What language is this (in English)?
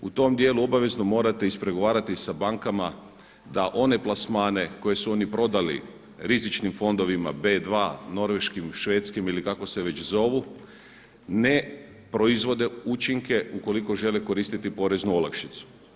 Croatian